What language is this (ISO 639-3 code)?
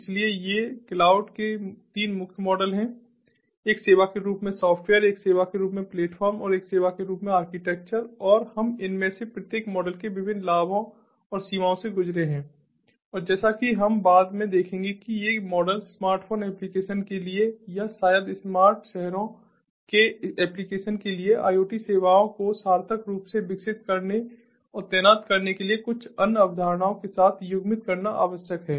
hin